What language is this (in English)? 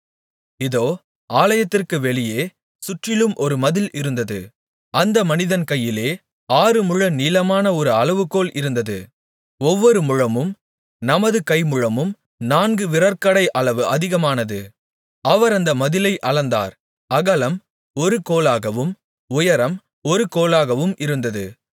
Tamil